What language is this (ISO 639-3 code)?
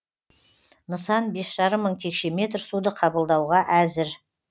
kaz